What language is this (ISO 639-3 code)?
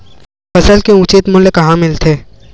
hne